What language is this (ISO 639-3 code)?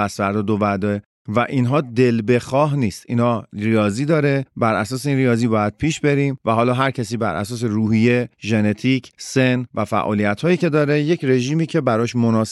fas